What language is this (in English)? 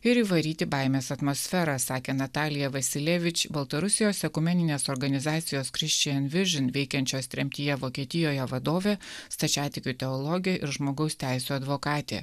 Lithuanian